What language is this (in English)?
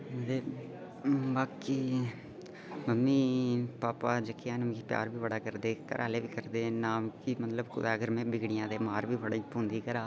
Dogri